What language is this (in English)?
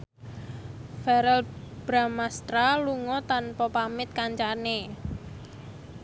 Javanese